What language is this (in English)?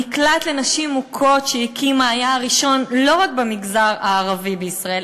Hebrew